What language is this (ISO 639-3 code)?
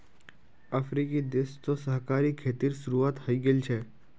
mag